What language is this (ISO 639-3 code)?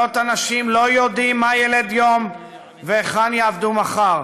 heb